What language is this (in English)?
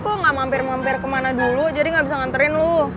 Indonesian